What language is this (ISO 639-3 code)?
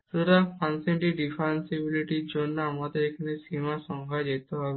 ben